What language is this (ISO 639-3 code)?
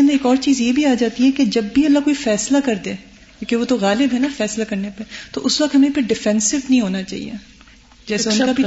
urd